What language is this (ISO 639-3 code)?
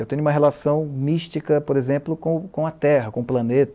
por